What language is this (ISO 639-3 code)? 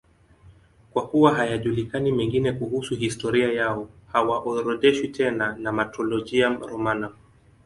swa